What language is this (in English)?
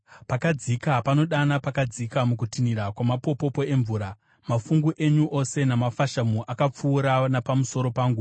Shona